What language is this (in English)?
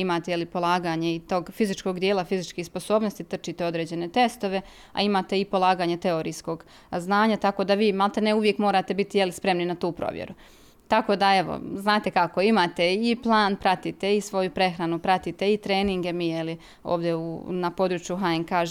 Croatian